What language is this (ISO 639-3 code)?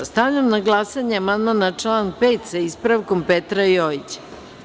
srp